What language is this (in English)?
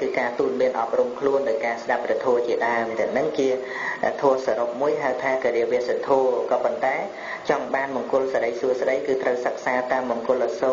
Vietnamese